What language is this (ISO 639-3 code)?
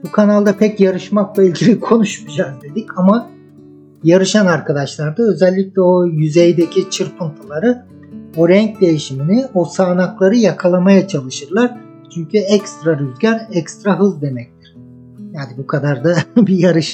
tur